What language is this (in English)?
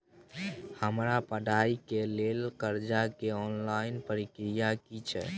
Maithili